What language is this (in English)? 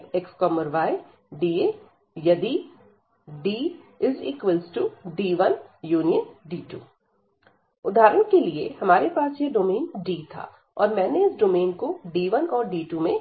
Hindi